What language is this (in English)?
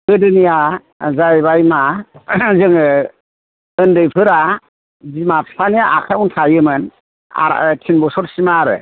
Bodo